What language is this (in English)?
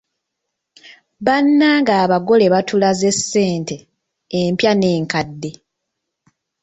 Ganda